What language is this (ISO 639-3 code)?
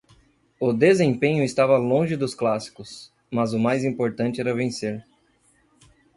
por